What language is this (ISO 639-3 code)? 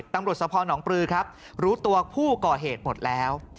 tha